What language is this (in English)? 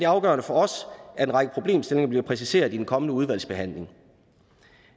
Danish